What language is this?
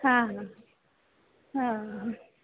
Marathi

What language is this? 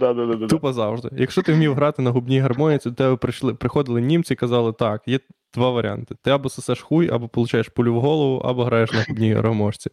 Ukrainian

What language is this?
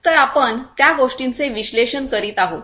Marathi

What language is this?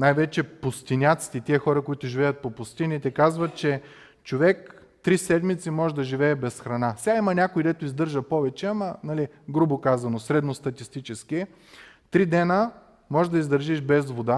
Bulgarian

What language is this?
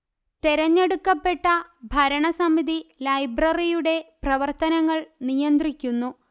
Malayalam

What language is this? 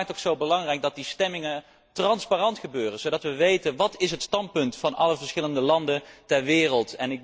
Dutch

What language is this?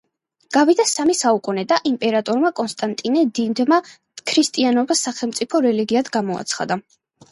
Georgian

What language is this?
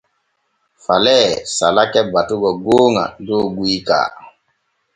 Borgu Fulfulde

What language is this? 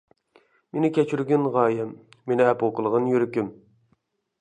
Uyghur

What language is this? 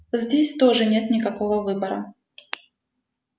Russian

